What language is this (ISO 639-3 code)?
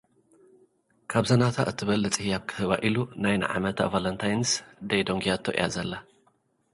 tir